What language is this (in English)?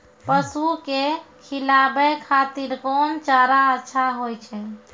Maithili